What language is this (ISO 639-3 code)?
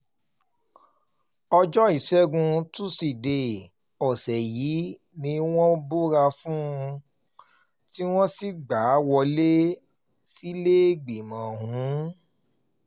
yor